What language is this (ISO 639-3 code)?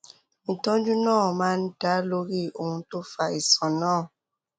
yor